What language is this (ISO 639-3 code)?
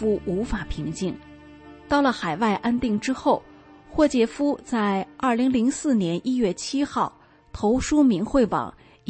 zho